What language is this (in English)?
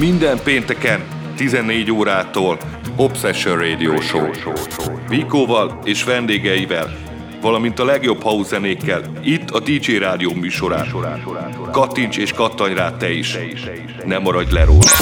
Hungarian